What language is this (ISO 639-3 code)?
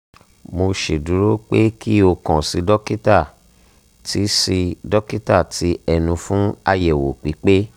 yor